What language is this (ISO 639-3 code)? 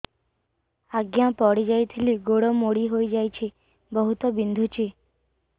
ori